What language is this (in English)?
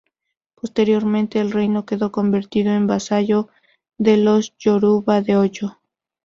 Spanish